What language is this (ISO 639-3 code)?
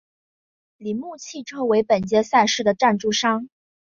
zho